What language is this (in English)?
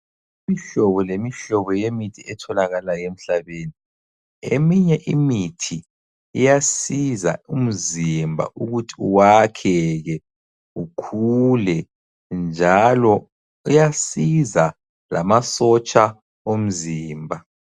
North Ndebele